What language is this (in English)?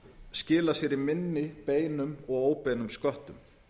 Icelandic